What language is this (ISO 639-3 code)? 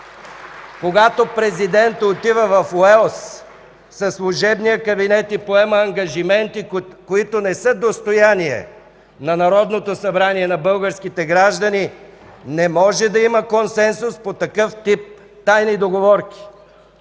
bul